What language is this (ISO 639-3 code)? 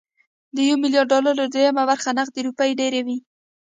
pus